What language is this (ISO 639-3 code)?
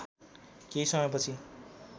nep